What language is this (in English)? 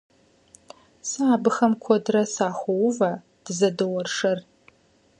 Kabardian